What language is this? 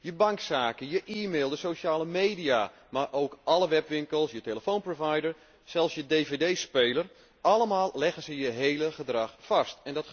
Dutch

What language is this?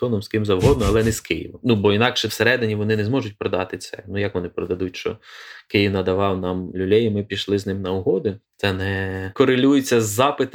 Ukrainian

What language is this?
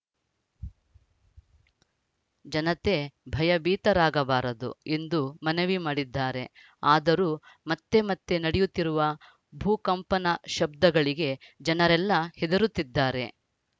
Kannada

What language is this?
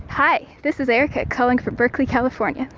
English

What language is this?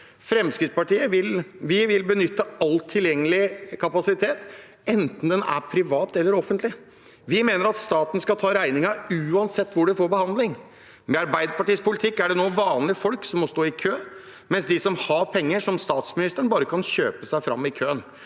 Norwegian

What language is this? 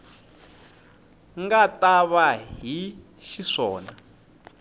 Tsonga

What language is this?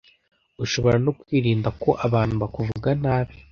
Kinyarwanda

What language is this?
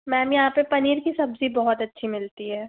Hindi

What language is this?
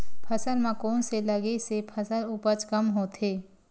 Chhattisgarhi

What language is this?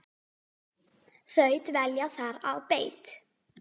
Icelandic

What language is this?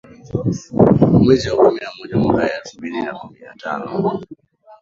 Swahili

